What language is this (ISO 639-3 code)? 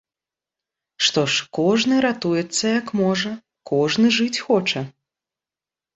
bel